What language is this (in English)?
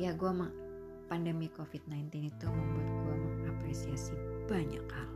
Indonesian